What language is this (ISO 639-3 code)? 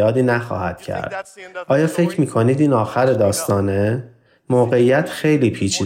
fas